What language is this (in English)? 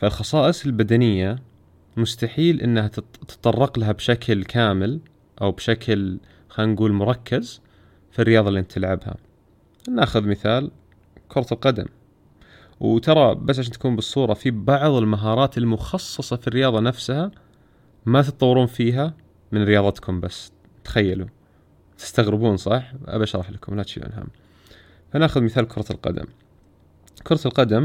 Arabic